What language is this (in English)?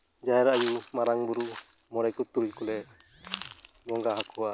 Santali